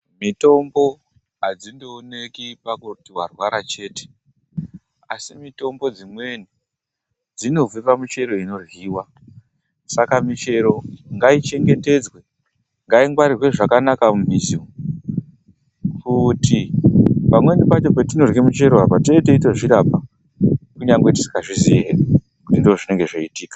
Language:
Ndau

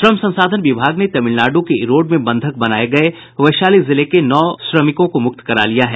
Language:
Hindi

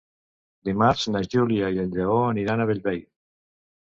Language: Catalan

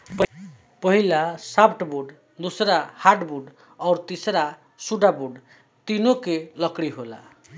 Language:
Bhojpuri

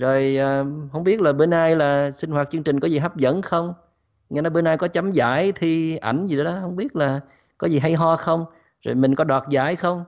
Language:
Vietnamese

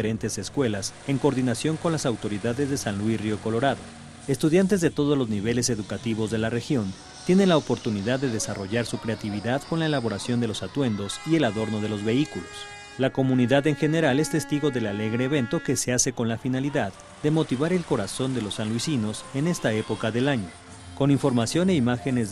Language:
Spanish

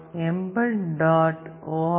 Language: Tamil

